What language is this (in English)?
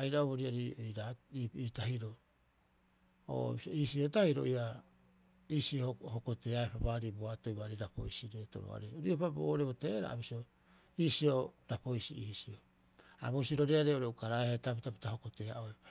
Rapoisi